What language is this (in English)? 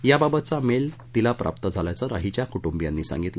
Marathi